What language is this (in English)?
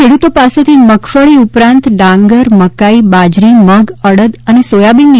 Gujarati